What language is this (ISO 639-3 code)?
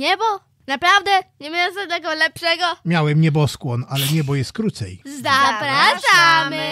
pol